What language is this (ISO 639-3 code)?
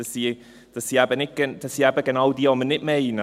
gsw